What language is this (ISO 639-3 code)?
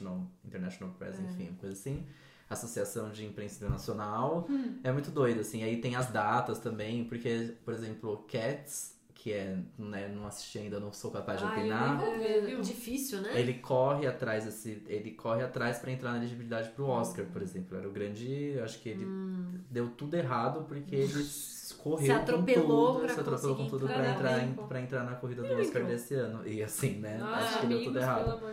por